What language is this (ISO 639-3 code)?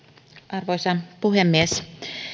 fin